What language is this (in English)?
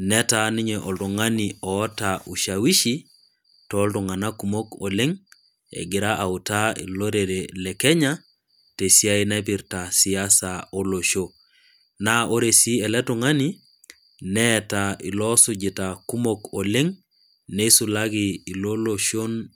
Masai